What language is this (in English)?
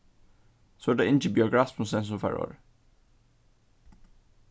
Faroese